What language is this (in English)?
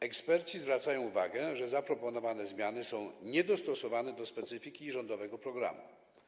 Polish